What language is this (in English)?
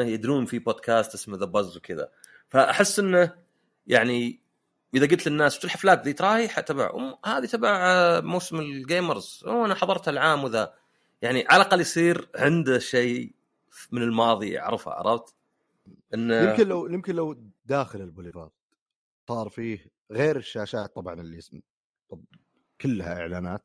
Arabic